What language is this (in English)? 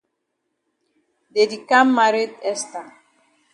Cameroon Pidgin